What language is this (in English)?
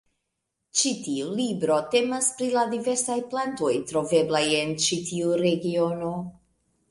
Esperanto